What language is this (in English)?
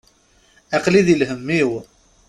Kabyle